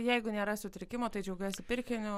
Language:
Lithuanian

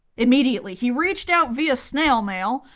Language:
English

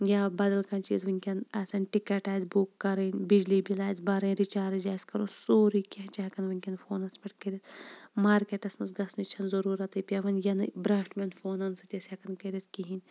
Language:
Kashmiri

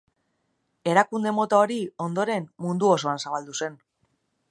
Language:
Basque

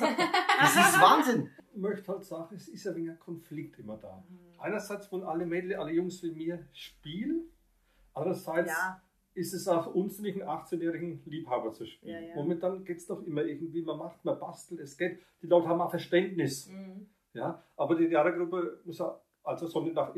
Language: German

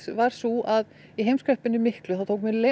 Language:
Icelandic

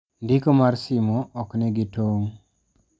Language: Luo (Kenya and Tanzania)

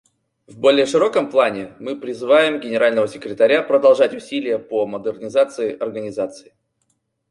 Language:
Russian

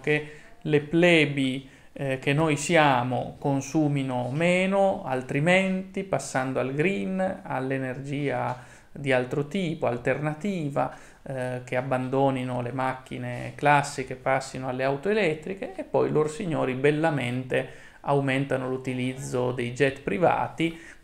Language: Italian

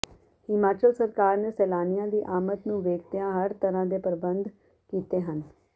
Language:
Punjabi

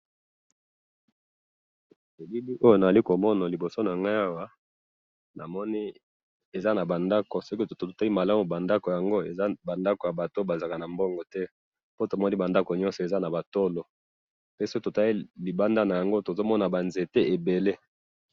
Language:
Lingala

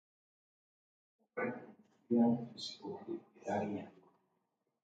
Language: Basque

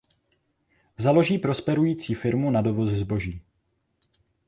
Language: Czech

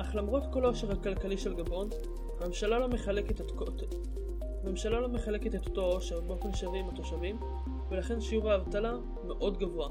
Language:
Hebrew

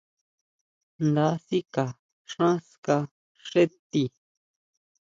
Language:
Huautla Mazatec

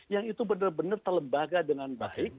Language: Indonesian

